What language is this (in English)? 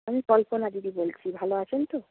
Bangla